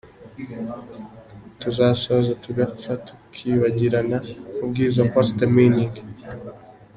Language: Kinyarwanda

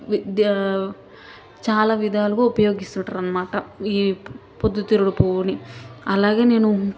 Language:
Telugu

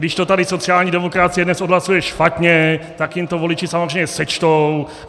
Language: Czech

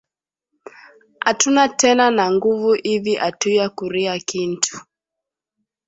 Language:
Swahili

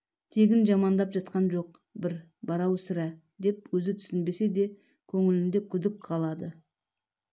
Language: Kazakh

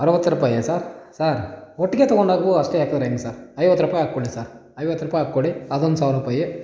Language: Kannada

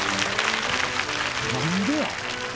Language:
Japanese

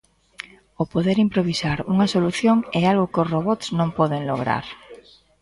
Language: Galician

